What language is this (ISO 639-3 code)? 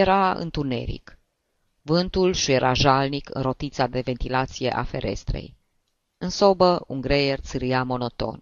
ron